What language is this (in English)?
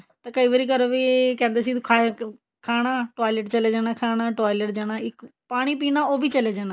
Punjabi